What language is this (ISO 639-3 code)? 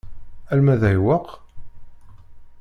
kab